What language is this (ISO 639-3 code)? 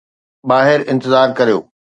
snd